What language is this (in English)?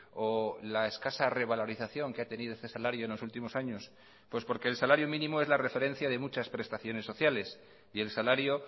Spanish